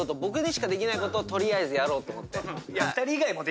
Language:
Japanese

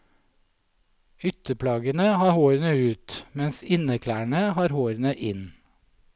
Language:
Norwegian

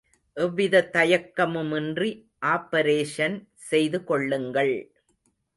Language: Tamil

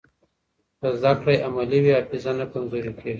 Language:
Pashto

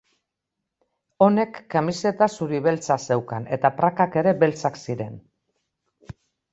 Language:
Basque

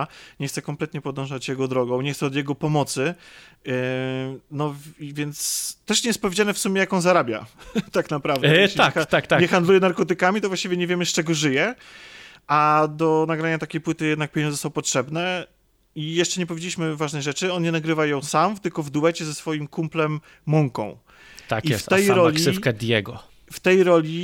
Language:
Polish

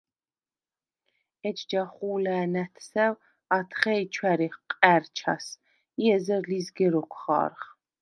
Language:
Svan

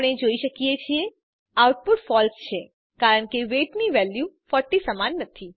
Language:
Gujarati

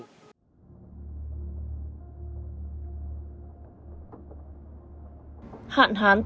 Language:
Vietnamese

